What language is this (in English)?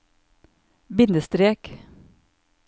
Norwegian